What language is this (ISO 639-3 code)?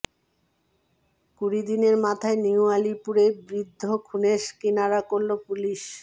ben